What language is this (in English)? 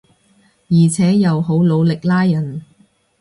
Cantonese